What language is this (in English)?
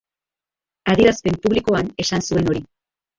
Basque